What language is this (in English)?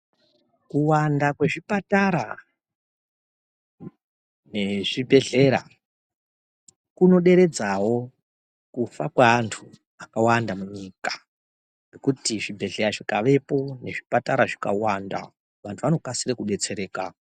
Ndau